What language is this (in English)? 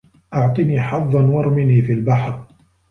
Arabic